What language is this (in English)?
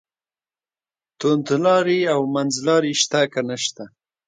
Pashto